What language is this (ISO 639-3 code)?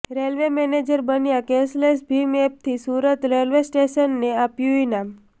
guj